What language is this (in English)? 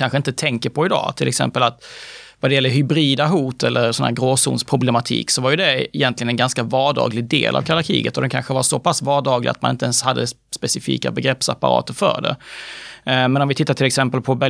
Swedish